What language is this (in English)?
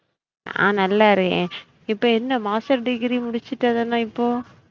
Tamil